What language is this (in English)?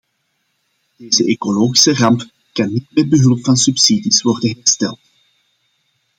Dutch